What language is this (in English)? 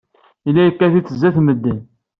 Kabyle